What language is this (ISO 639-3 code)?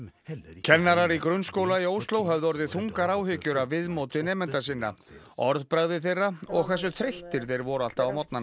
isl